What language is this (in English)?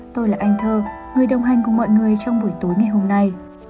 Vietnamese